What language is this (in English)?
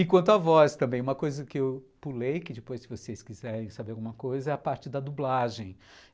Portuguese